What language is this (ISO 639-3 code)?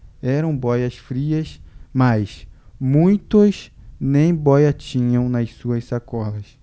por